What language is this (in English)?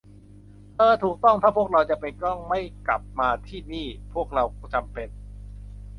Thai